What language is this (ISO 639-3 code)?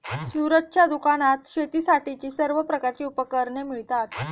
mar